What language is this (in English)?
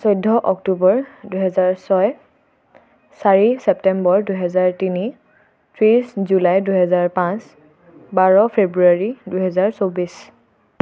Assamese